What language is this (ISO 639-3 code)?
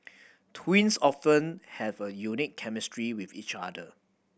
eng